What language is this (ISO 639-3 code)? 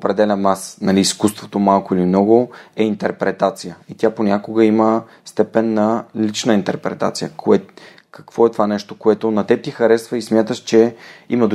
bul